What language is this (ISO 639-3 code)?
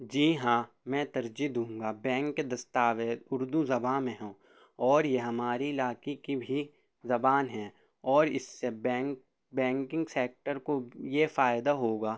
urd